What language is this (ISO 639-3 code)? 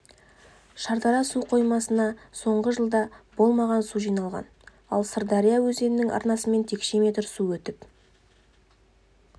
kaz